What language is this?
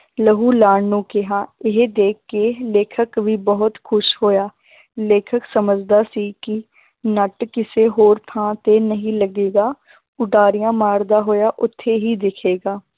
Punjabi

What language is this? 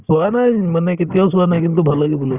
Assamese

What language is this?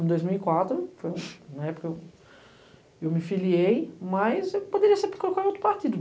Portuguese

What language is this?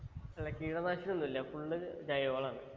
Malayalam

